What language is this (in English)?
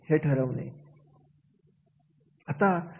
Marathi